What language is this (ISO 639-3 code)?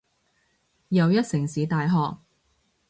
yue